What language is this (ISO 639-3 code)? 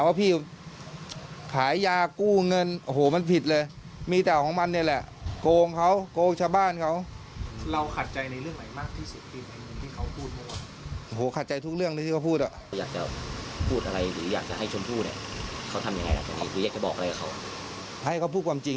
tha